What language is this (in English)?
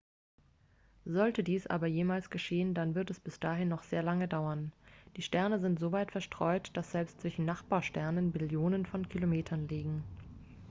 German